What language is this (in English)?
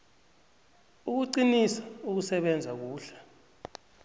South Ndebele